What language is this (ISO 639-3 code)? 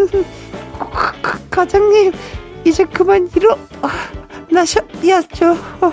kor